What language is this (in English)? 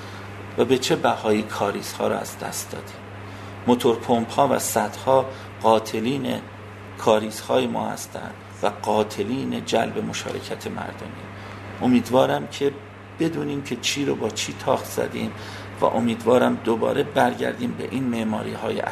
Persian